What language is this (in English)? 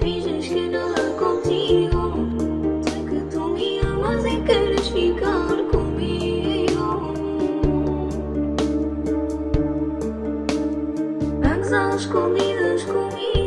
Portuguese